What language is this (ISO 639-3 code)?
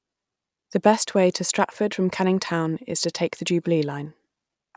eng